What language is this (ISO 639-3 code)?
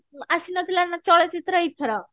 ori